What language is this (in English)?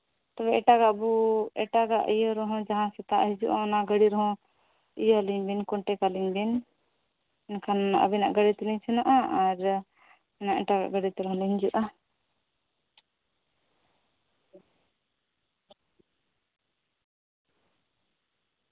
Santali